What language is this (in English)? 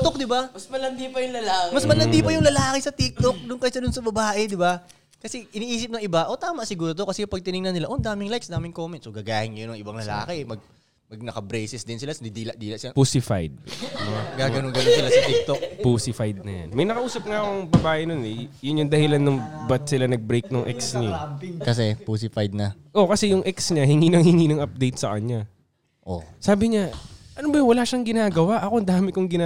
Filipino